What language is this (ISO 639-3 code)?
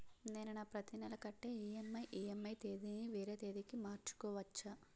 tel